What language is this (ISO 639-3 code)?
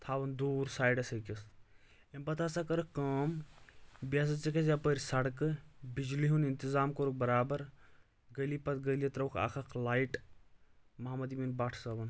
kas